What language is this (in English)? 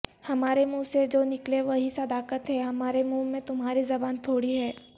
Urdu